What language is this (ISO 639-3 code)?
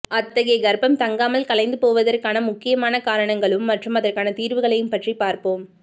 tam